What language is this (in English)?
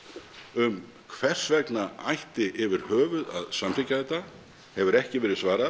Icelandic